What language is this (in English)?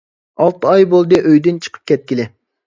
Uyghur